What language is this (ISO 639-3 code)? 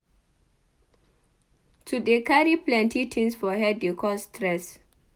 pcm